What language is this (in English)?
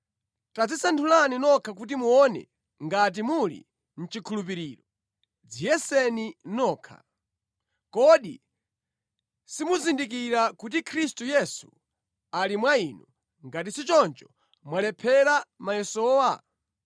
Nyanja